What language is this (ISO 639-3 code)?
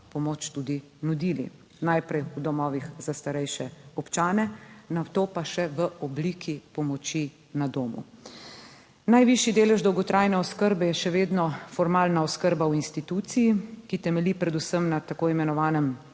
slv